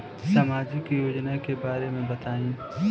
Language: Bhojpuri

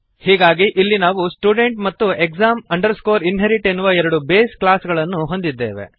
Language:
Kannada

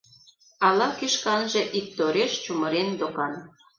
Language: Mari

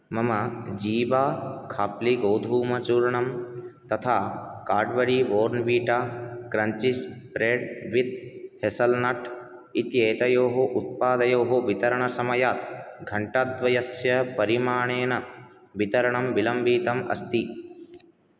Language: Sanskrit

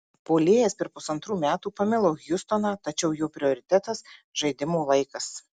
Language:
Lithuanian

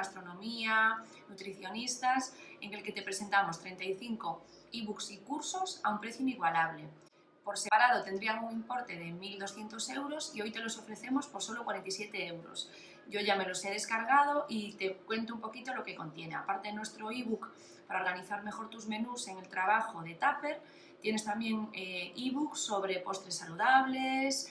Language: Spanish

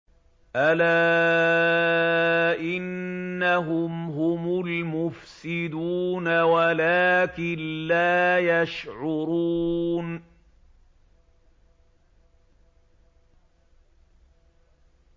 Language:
Arabic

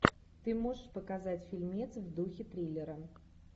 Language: Russian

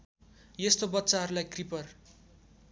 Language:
Nepali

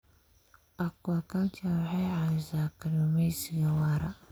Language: Somali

